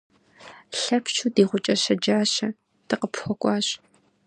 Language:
Kabardian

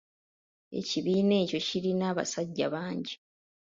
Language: Ganda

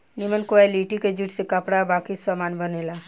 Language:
Bhojpuri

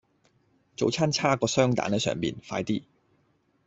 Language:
Cantonese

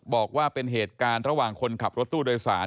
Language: Thai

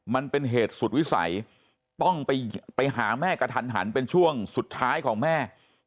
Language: Thai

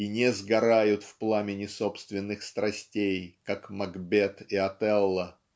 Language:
Russian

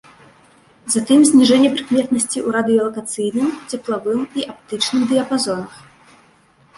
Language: Belarusian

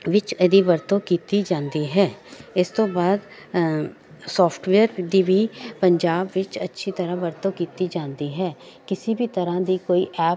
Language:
Punjabi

